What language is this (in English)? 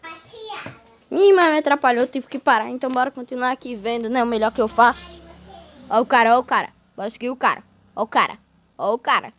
Portuguese